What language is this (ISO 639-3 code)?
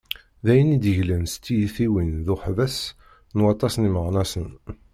kab